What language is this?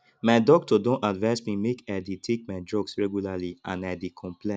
Nigerian Pidgin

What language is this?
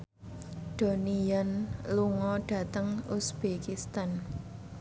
Javanese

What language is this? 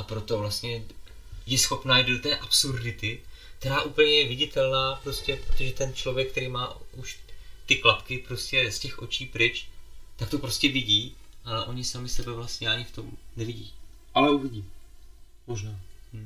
Czech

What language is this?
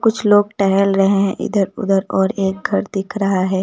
Hindi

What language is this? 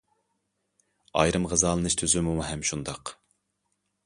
Uyghur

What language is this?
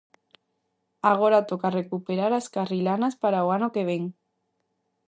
Galician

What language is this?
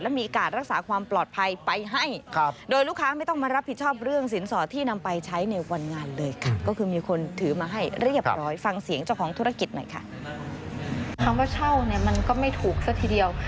Thai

